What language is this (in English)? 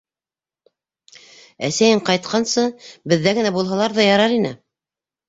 Bashkir